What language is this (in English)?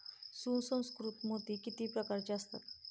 Marathi